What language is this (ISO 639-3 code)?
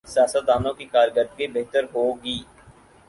urd